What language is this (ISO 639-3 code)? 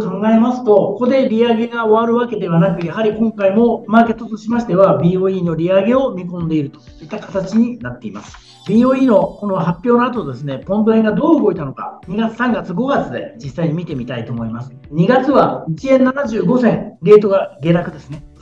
jpn